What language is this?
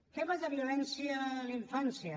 Catalan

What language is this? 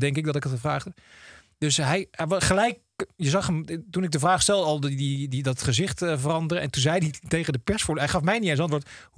Dutch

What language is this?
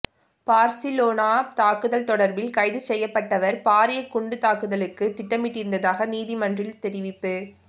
Tamil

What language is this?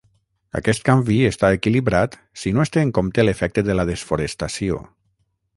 Catalan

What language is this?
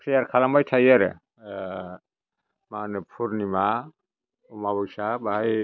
Bodo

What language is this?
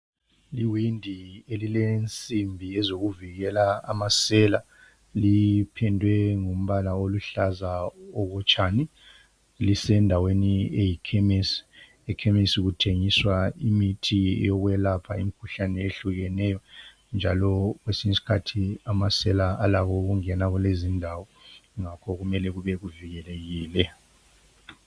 North Ndebele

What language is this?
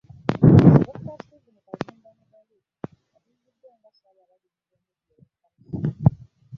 Ganda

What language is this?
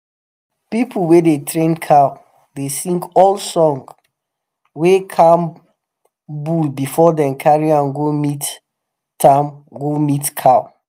Nigerian Pidgin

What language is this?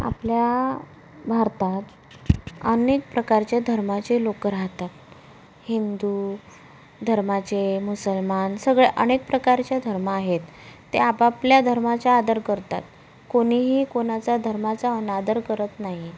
Marathi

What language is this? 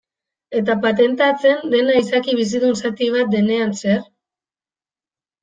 Basque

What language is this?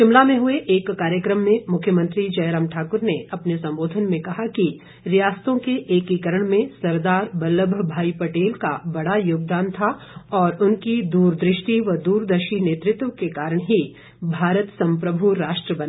Hindi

